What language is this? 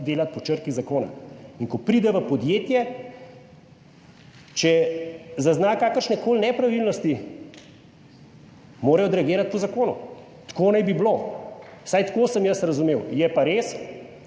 Slovenian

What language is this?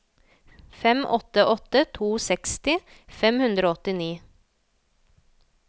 Norwegian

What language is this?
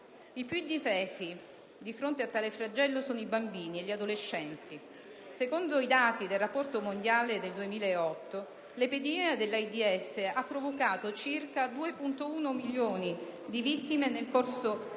Italian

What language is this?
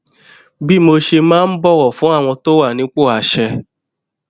Yoruba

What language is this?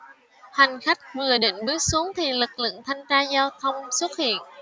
Vietnamese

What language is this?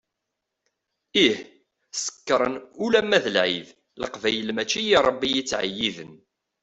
Kabyle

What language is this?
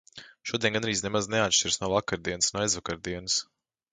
Latvian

